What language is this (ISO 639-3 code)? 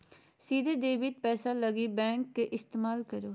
mag